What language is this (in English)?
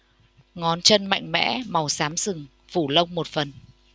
Vietnamese